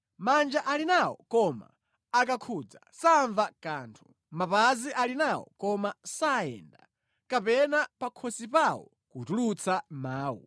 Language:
Nyanja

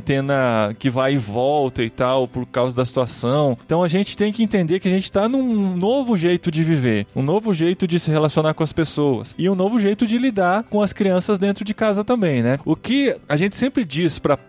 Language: Portuguese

